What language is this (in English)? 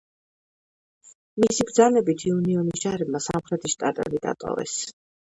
Georgian